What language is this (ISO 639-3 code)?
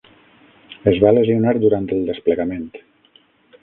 cat